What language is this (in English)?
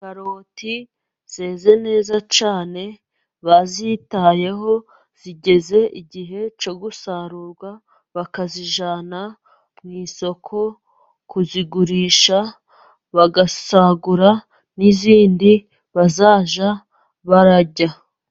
Kinyarwanda